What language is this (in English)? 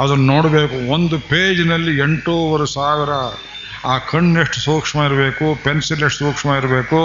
Kannada